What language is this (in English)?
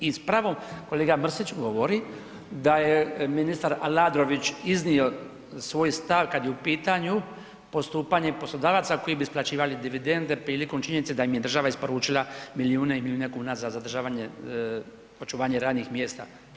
Croatian